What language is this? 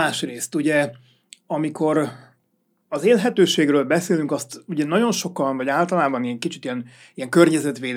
Hungarian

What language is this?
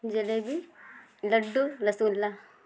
Urdu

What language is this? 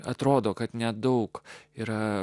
Lithuanian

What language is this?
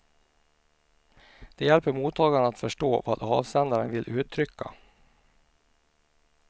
Swedish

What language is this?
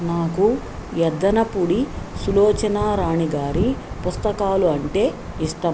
Telugu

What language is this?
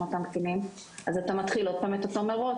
Hebrew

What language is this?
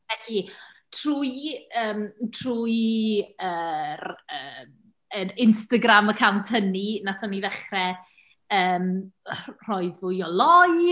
Welsh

